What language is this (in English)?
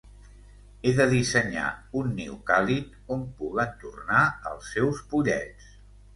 Catalan